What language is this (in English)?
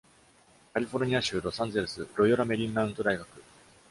Japanese